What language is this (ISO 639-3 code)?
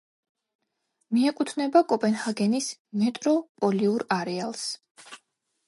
kat